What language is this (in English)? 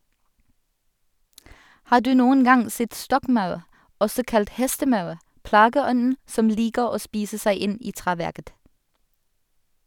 Norwegian